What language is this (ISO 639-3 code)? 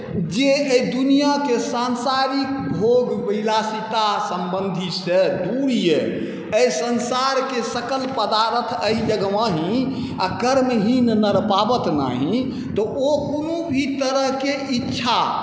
mai